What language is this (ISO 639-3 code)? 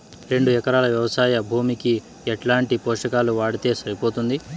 tel